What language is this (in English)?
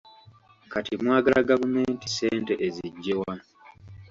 Ganda